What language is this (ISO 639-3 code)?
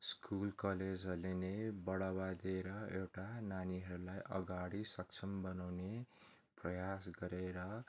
nep